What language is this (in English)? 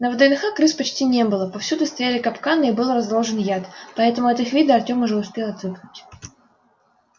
Russian